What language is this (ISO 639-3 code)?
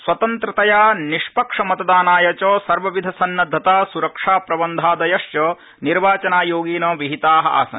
san